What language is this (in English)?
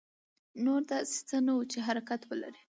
Pashto